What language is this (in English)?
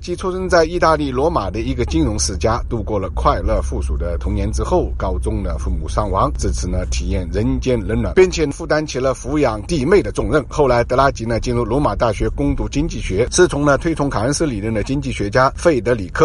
Chinese